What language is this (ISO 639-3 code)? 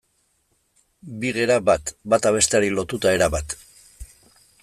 eus